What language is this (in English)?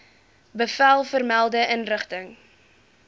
Afrikaans